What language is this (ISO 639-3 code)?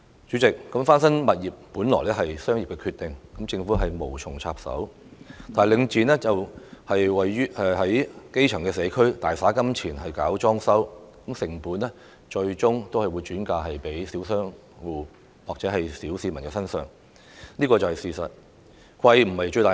yue